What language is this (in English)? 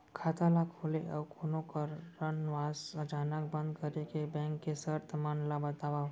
Chhattisgarhi